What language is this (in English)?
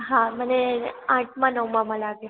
Gujarati